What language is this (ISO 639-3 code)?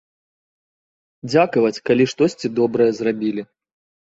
bel